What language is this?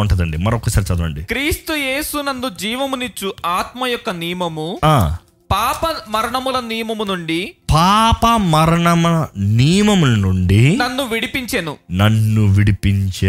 Telugu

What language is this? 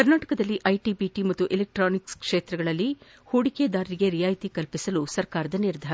Kannada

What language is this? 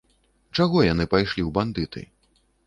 Belarusian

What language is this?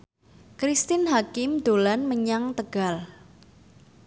Javanese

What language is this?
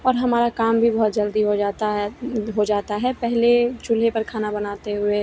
Hindi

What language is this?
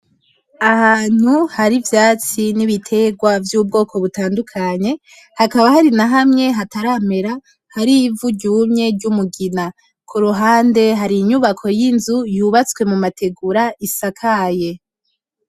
Rundi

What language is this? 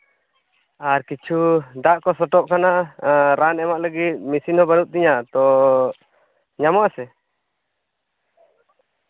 Santali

